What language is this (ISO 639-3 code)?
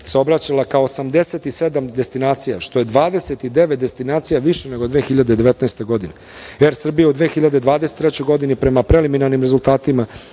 srp